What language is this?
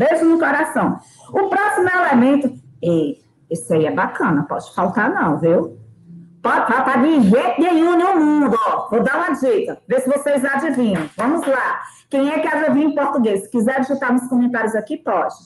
Portuguese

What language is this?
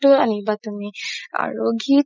Assamese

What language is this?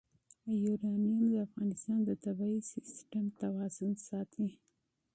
Pashto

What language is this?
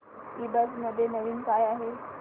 Marathi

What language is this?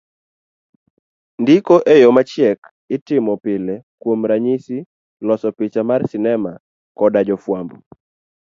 Luo (Kenya and Tanzania)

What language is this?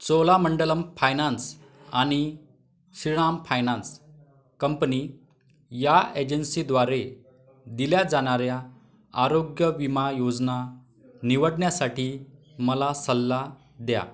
Marathi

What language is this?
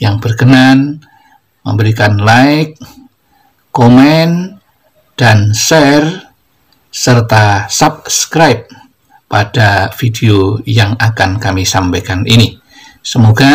Indonesian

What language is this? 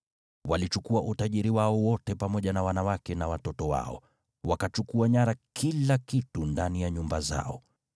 Swahili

